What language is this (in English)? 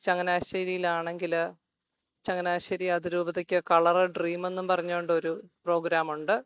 Malayalam